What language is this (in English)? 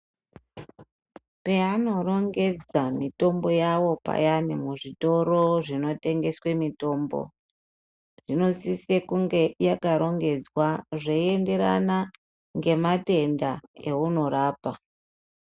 Ndau